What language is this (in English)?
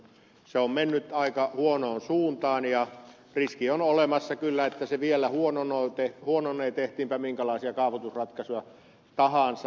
Finnish